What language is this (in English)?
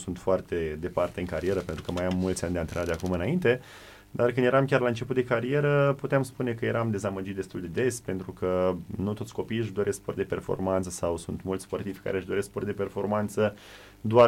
Romanian